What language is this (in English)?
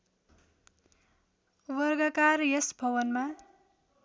Nepali